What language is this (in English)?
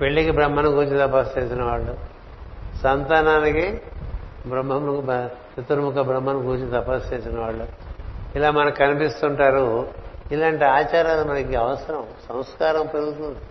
Telugu